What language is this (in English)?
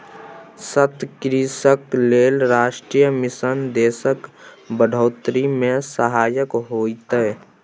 Maithili